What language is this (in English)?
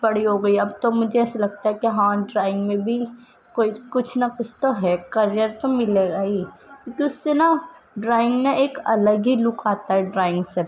Urdu